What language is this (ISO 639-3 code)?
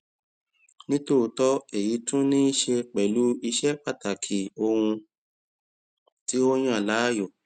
yor